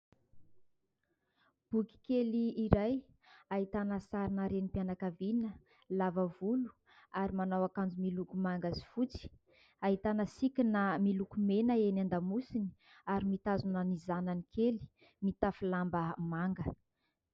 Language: Malagasy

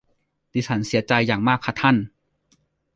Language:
Thai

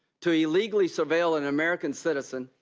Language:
English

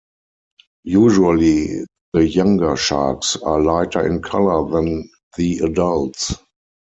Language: English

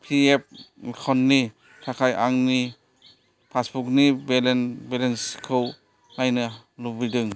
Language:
Bodo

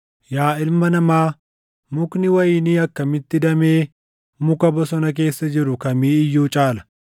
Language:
Oromo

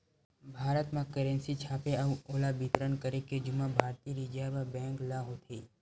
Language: Chhattisgarhi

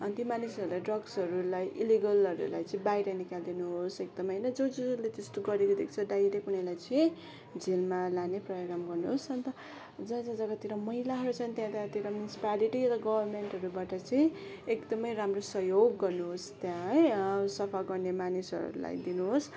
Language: Nepali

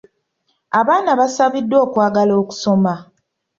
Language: Ganda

